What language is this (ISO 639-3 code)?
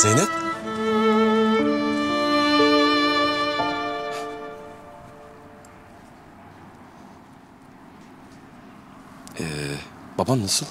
tur